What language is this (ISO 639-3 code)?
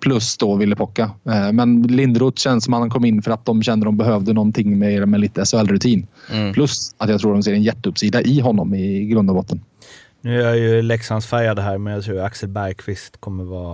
swe